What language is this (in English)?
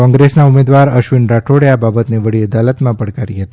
Gujarati